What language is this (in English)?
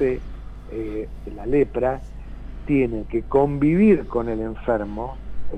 Spanish